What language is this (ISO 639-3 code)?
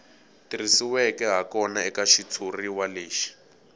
tso